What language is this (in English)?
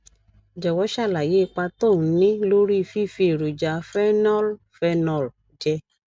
Yoruba